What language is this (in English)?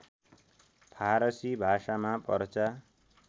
Nepali